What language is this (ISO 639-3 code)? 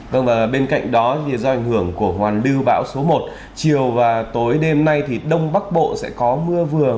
vie